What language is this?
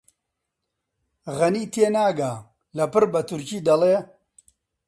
Central Kurdish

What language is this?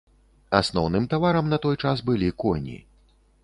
Belarusian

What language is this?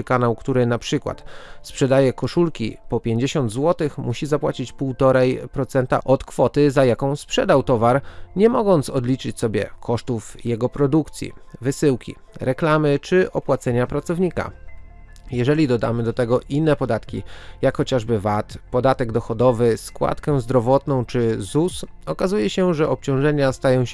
Polish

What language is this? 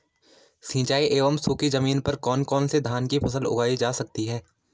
Hindi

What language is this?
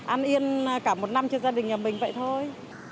Vietnamese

